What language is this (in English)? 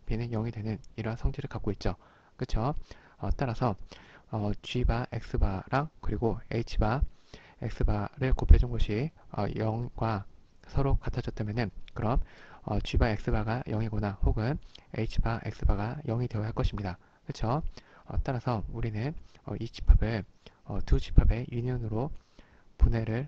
Korean